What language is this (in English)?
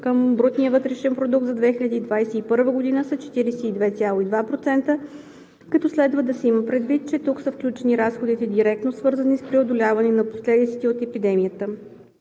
Bulgarian